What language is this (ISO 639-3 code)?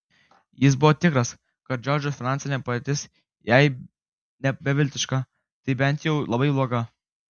lit